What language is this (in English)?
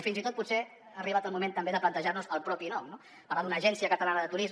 Catalan